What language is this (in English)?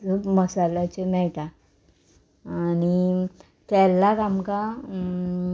Konkani